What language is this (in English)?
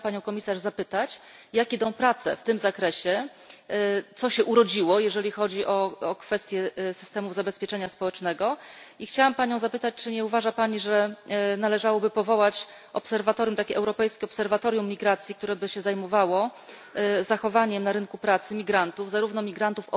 Polish